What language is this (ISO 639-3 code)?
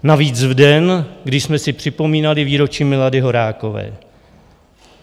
ces